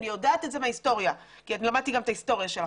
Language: Hebrew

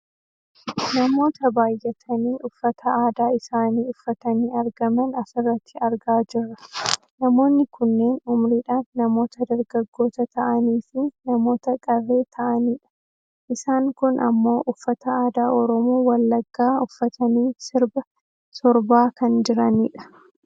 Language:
Oromo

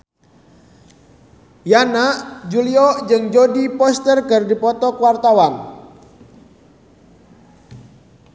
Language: Sundanese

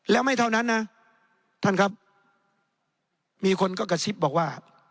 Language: Thai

